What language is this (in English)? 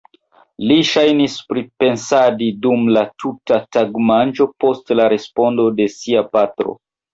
Esperanto